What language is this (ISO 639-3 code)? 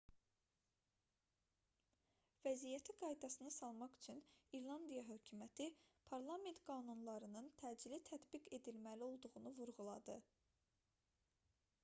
aze